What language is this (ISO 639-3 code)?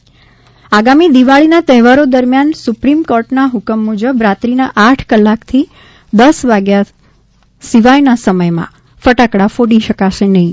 guj